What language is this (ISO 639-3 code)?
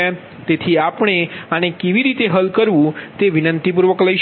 guj